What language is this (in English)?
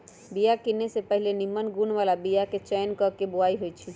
Magahi